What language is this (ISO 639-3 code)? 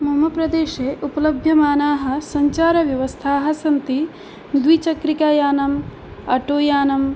san